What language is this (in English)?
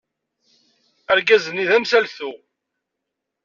Kabyle